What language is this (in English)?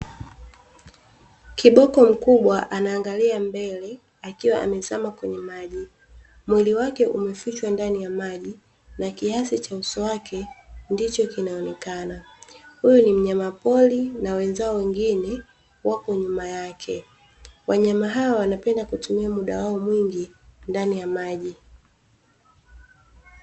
Swahili